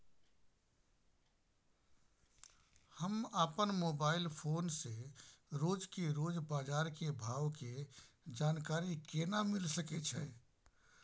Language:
Maithili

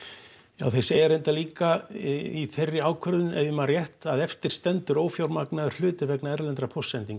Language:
Icelandic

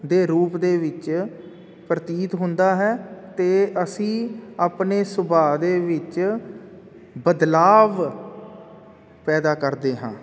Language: Punjabi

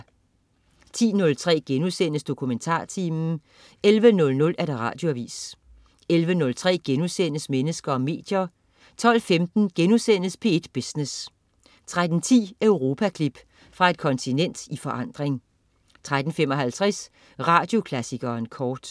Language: Danish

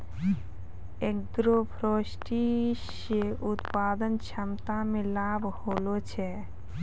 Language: Maithili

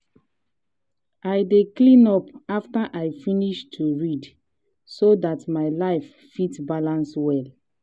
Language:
Nigerian Pidgin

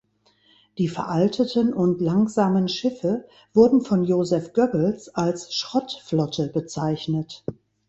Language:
German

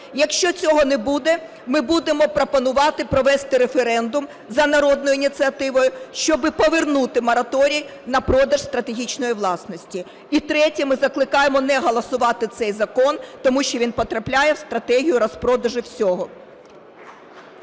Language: Ukrainian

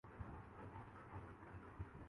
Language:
Urdu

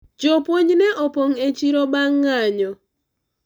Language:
Luo (Kenya and Tanzania)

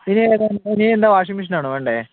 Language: Malayalam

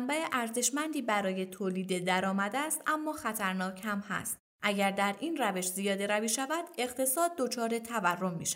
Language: Persian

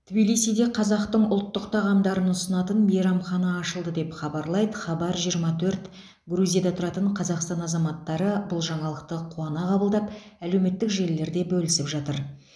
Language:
Kazakh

